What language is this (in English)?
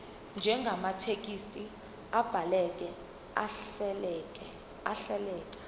Zulu